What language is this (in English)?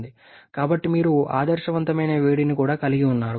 Telugu